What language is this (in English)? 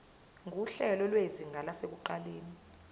Zulu